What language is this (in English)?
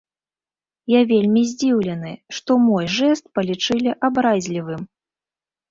Belarusian